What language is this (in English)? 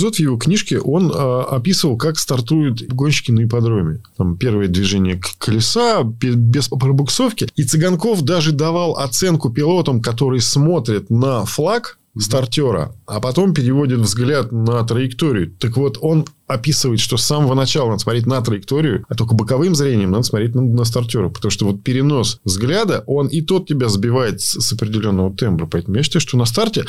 Russian